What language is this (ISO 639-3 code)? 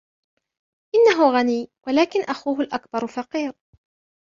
ara